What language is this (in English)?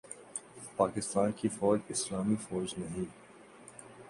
Urdu